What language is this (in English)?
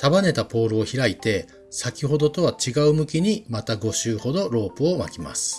Japanese